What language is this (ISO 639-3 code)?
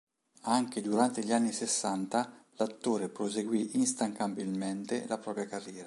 ita